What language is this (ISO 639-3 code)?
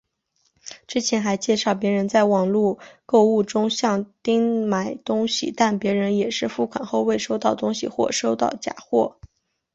zho